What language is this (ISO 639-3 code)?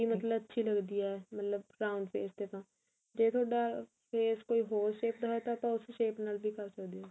pan